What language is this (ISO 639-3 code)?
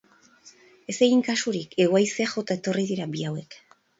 eus